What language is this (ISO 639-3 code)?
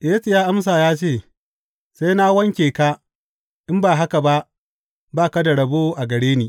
hau